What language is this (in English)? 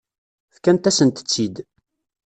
Kabyle